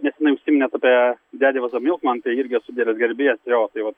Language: Lithuanian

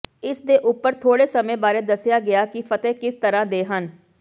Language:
Punjabi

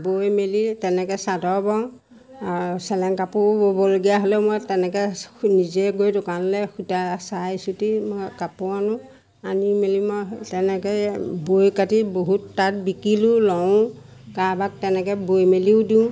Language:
Assamese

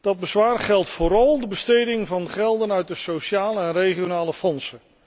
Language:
Dutch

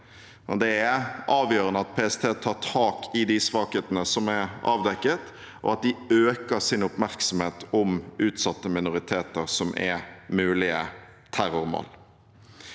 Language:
Norwegian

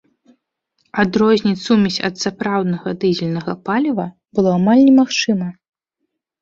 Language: Belarusian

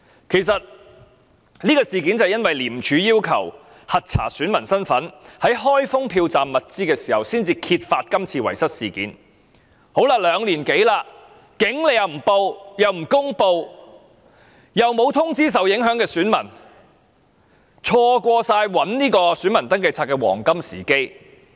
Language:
Cantonese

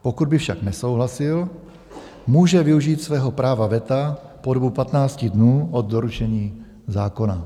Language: Czech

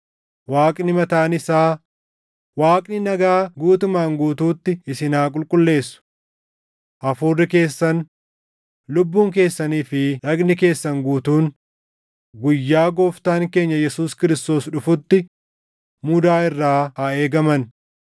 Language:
Oromo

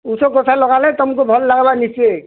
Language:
Odia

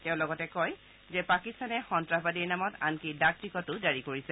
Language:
Assamese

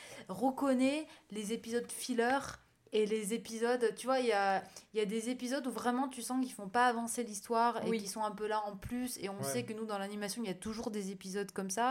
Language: French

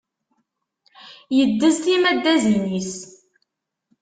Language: Kabyle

